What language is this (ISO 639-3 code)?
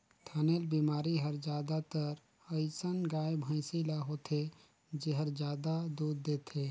hne